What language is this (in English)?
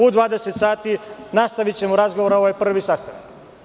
Serbian